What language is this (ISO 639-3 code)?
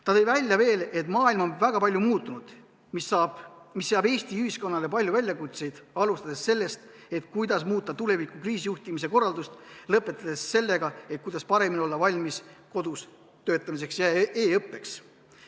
est